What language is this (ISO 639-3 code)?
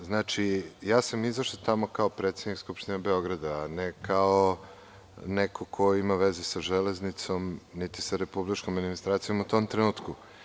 srp